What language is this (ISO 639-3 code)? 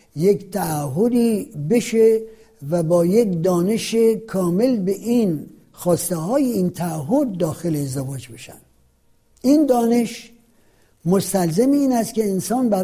fas